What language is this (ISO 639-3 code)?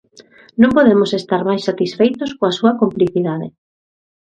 glg